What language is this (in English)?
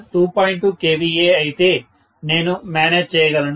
Telugu